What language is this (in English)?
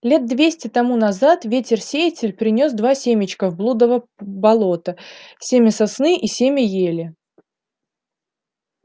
Russian